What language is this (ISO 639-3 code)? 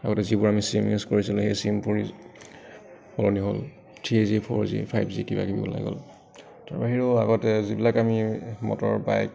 asm